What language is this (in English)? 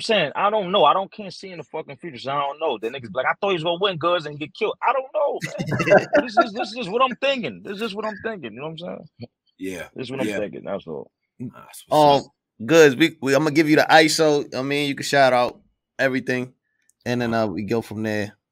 English